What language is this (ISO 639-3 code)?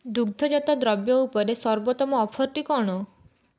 ori